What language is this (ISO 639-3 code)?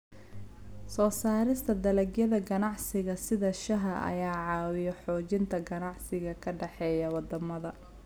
som